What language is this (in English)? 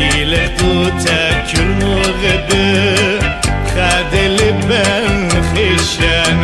Arabic